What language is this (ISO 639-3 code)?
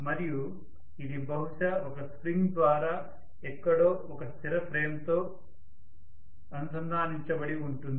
tel